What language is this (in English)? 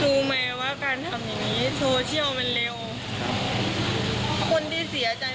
Thai